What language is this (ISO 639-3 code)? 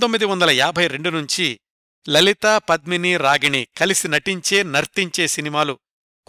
tel